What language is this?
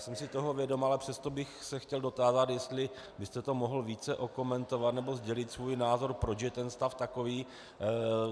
Czech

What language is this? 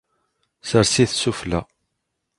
Kabyle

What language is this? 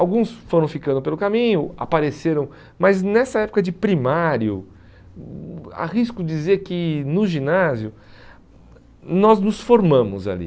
Portuguese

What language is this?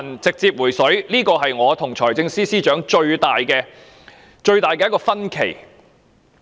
Cantonese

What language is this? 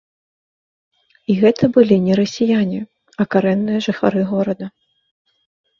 Belarusian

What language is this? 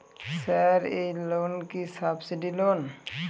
Bangla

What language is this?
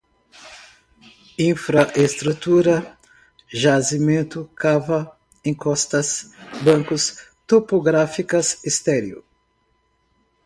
Portuguese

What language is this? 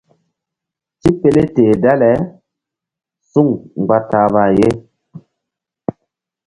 Mbum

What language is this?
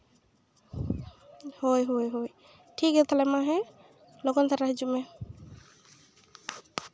Santali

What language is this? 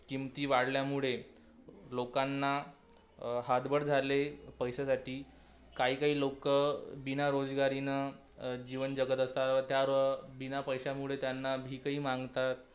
Marathi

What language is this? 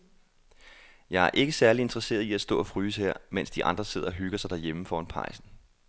Danish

